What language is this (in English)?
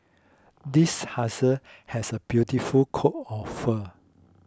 English